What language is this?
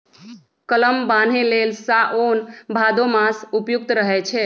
Magahi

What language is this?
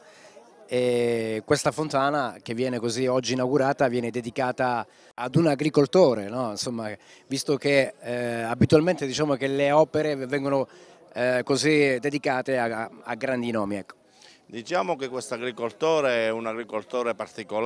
Italian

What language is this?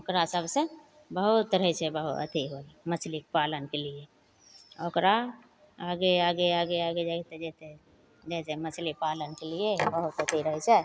Maithili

